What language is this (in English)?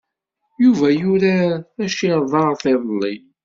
Kabyle